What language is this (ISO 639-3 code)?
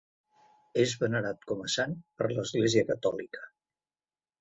cat